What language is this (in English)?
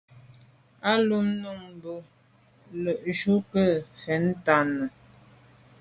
Medumba